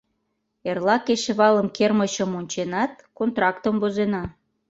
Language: Mari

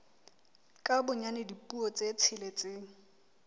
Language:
Southern Sotho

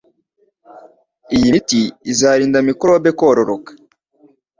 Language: Kinyarwanda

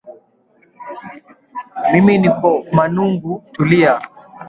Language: Swahili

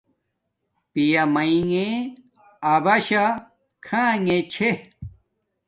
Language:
Domaaki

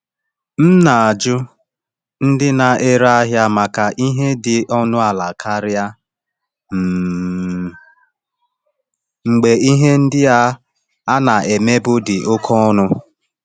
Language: Igbo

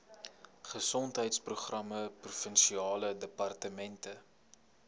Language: Afrikaans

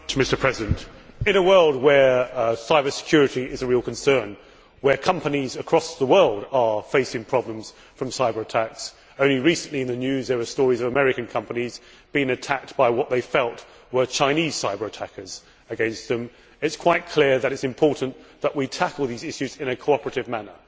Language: English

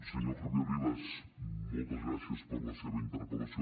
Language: Catalan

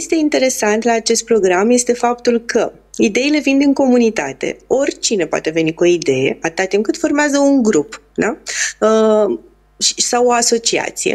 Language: Romanian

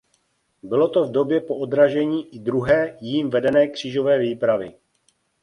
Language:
Czech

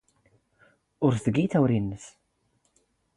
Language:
Standard Moroccan Tamazight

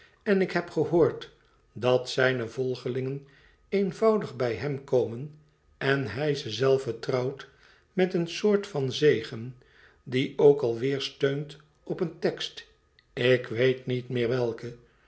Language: Dutch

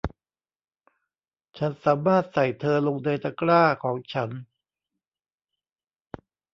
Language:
Thai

